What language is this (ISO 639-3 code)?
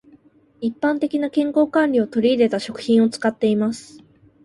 jpn